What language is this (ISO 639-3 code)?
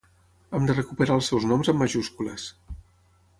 cat